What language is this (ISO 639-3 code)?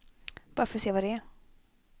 swe